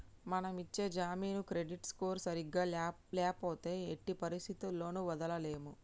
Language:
Telugu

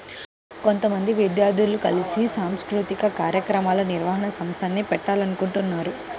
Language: Telugu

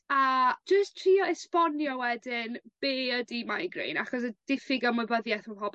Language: Welsh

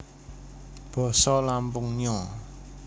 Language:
Javanese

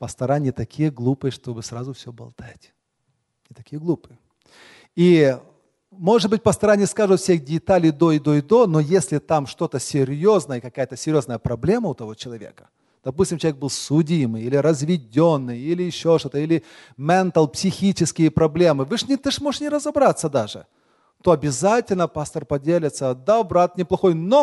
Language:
Russian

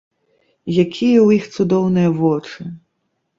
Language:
Belarusian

